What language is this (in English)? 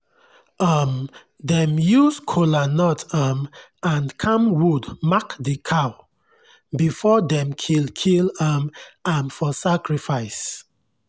Nigerian Pidgin